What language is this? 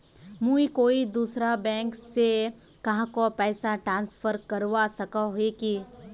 Magahi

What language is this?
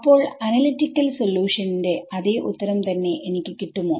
Malayalam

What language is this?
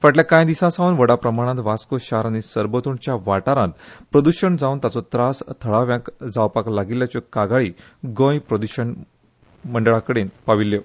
Konkani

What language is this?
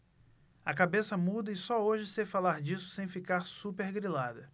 Portuguese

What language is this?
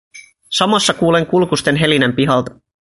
Finnish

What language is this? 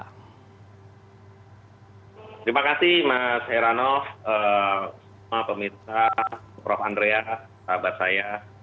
Indonesian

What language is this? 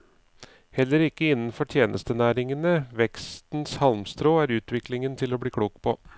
Norwegian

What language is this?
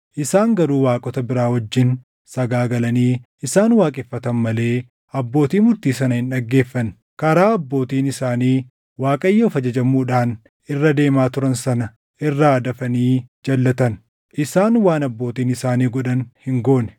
Oromo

